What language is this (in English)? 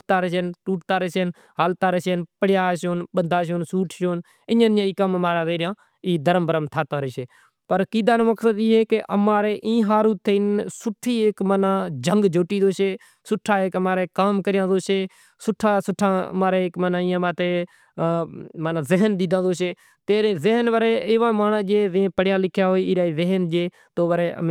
Kachi Koli